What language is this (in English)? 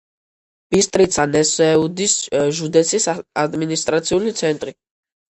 Georgian